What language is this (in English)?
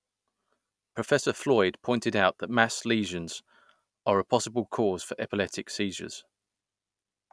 English